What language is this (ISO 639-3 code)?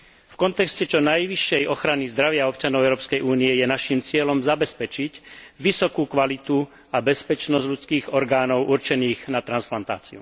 slk